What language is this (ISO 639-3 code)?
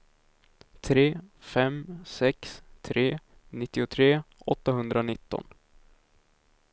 swe